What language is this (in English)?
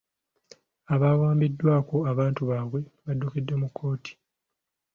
Ganda